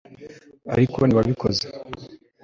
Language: Kinyarwanda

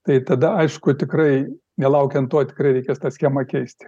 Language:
Lithuanian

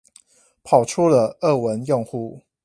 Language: Chinese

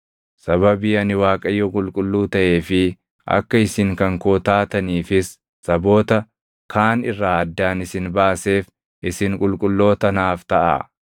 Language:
Oromo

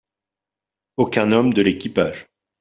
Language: French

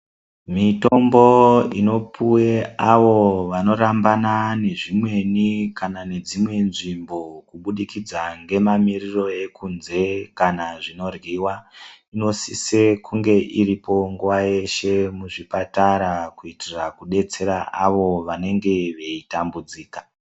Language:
Ndau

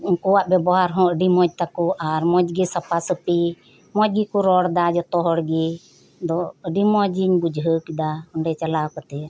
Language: Santali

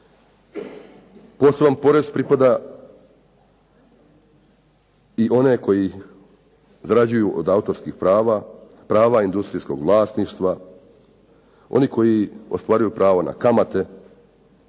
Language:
Croatian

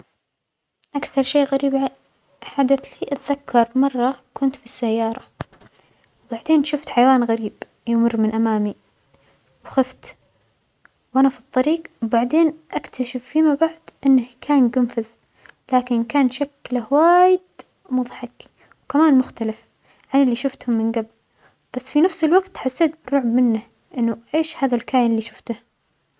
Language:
Omani Arabic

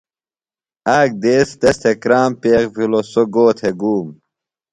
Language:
Phalura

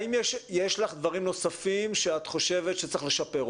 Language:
Hebrew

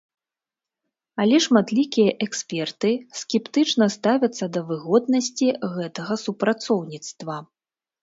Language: Belarusian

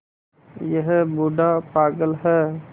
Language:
Hindi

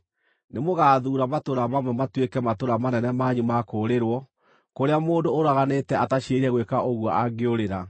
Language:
Kikuyu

